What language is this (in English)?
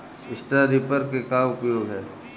Bhojpuri